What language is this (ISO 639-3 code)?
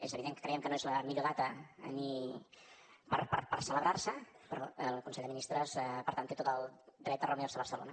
cat